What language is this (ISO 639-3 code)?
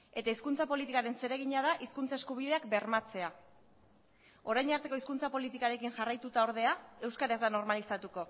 eus